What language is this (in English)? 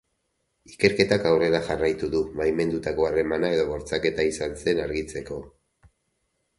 Basque